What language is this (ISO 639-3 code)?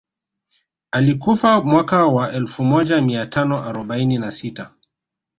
swa